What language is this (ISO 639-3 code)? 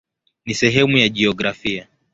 swa